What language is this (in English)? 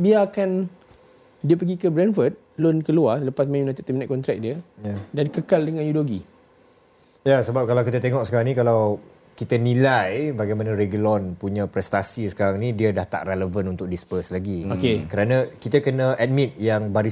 Malay